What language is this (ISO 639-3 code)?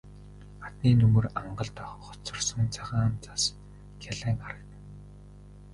mon